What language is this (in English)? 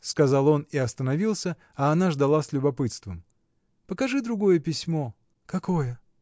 Russian